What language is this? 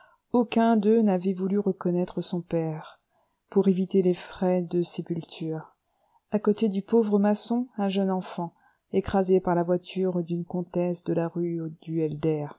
French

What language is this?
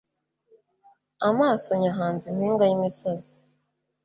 Kinyarwanda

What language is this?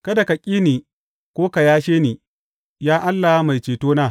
Hausa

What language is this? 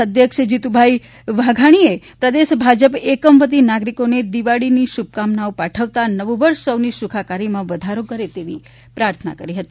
Gujarati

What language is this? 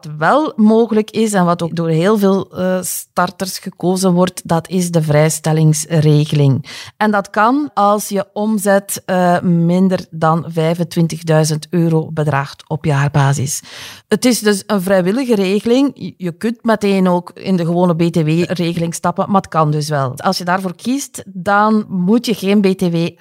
Dutch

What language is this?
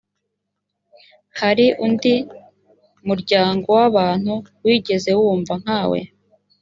Kinyarwanda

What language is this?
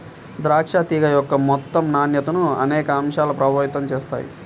Telugu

